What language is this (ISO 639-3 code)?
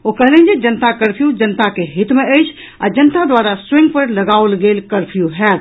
mai